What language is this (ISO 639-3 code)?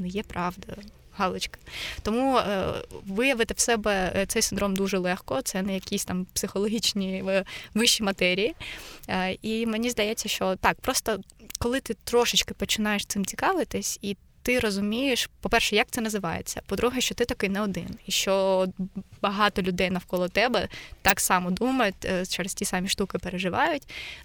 ukr